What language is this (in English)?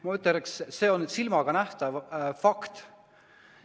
Estonian